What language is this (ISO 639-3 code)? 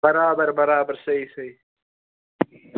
kas